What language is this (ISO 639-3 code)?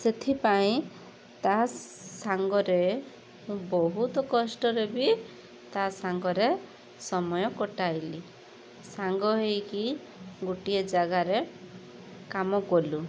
ori